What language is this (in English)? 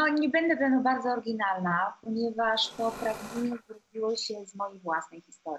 Polish